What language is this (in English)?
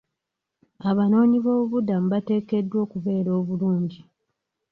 Ganda